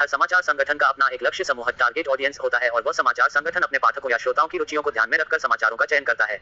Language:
Hindi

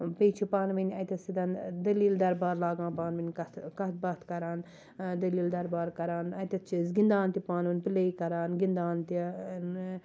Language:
Kashmiri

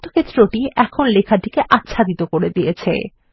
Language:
Bangla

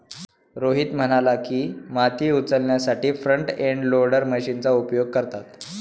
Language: Marathi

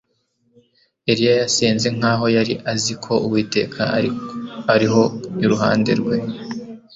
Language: Kinyarwanda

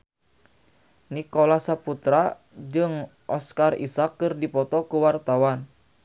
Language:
Sundanese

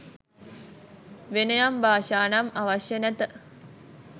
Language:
Sinhala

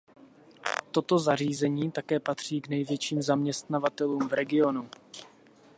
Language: Czech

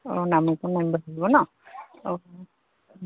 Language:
Assamese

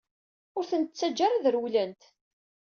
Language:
Kabyle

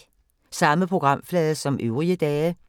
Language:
Danish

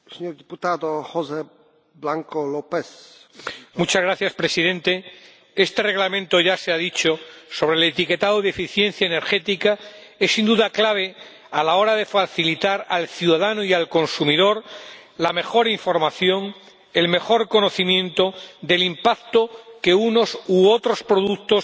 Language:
Spanish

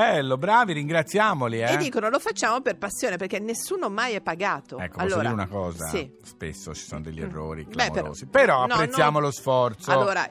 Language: Italian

